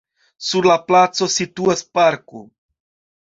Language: Esperanto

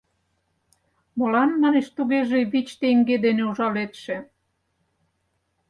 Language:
Mari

